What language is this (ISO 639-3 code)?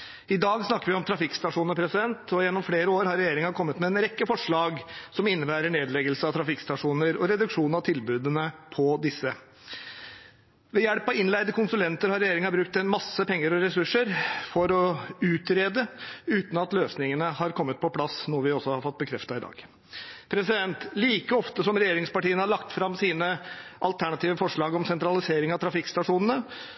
nob